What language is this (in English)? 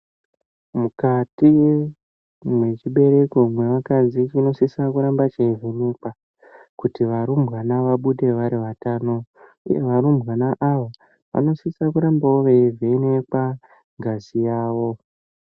Ndau